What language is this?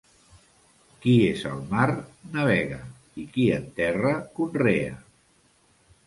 Catalan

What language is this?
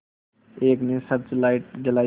Hindi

